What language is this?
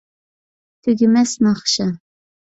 Uyghur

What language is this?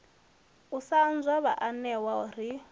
Venda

